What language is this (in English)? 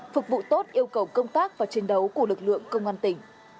Vietnamese